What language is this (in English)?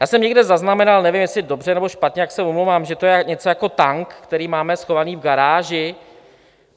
Czech